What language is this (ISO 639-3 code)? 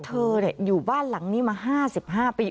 tha